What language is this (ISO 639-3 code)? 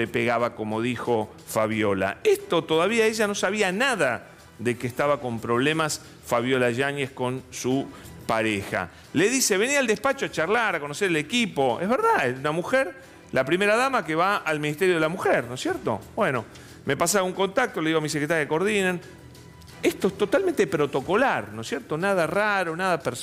spa